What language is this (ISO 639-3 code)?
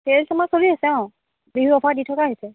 asm